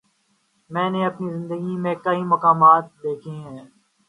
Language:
Urdu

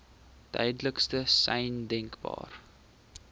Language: Afrikaans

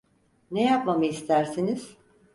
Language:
Turkish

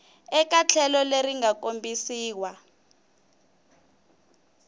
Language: Tsonga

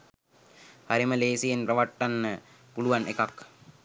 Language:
Sinhala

